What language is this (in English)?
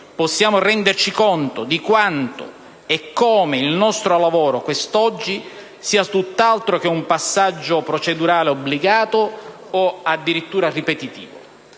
Italian